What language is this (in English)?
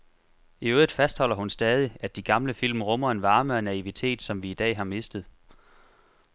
Danish